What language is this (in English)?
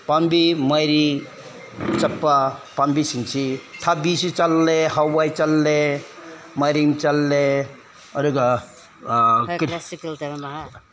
Manipuri